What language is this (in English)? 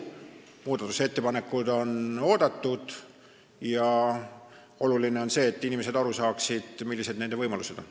Estonian